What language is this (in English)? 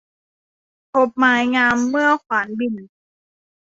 Thai